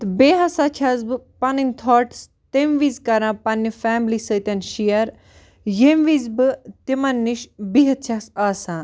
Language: Kashmiri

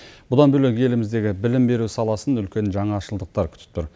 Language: Kazakh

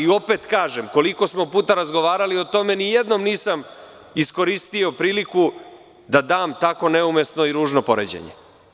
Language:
Serbian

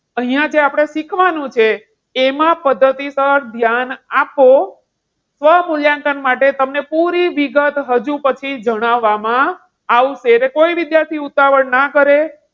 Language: Gujarati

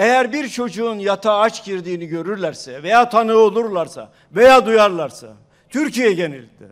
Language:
Turkish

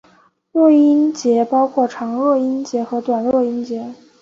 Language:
Chinese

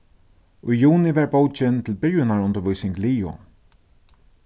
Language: Faroese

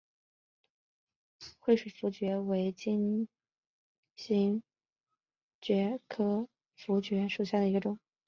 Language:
Chinese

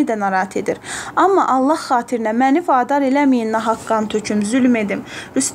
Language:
Turkish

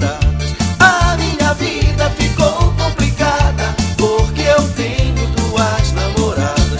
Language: Portuguese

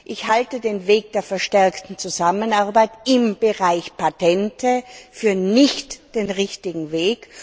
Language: German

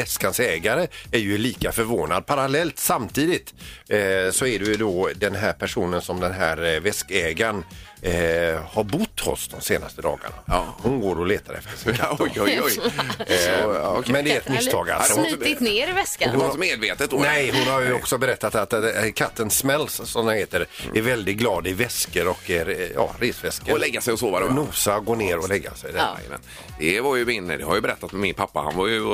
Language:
Swedish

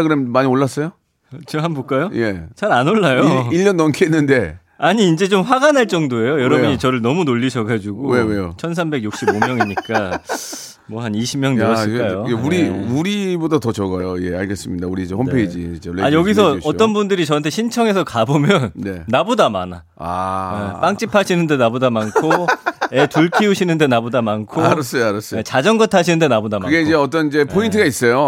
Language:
Korean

